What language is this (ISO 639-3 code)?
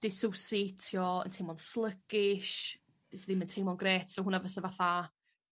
cym